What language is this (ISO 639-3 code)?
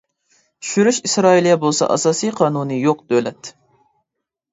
uig